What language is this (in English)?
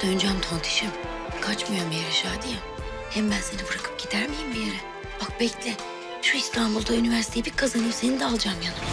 Turkish